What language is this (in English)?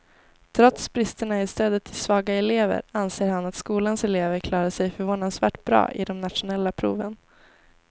Swedish